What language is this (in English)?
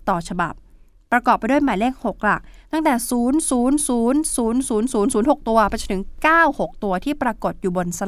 Thai